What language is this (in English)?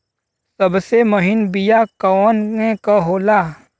Bhojpuri